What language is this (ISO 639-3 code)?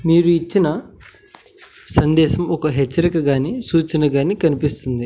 tel